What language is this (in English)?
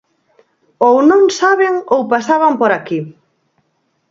Galician